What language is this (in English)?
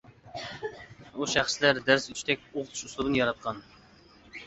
Uyghur